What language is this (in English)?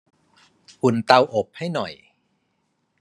Thai